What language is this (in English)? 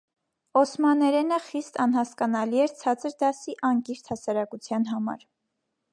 Armenian